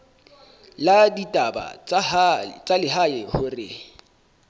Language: Southern Sotho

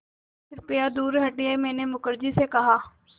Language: Hindi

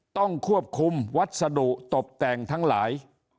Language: Thai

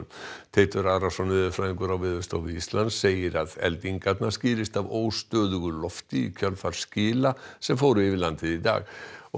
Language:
Icelandic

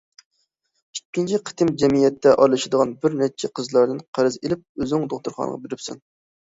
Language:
Uyghur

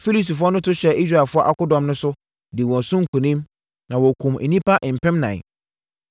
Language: Akan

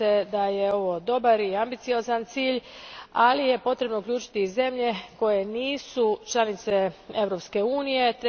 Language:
Croatian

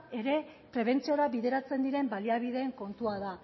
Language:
Basque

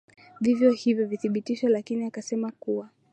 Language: Swahili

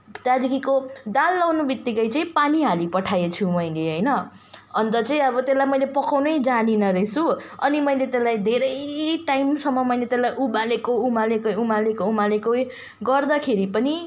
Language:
Nepali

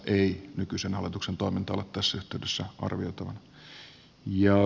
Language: Finnish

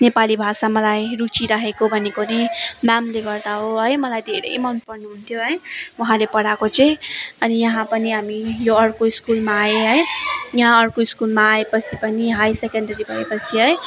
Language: Nepali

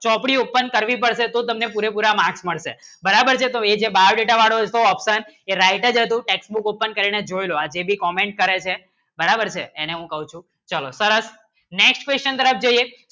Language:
Gujarati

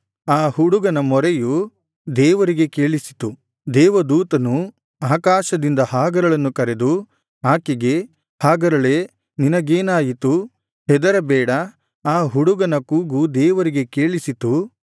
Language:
Kannada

